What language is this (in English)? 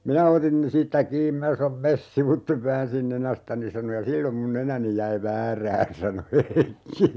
Finnish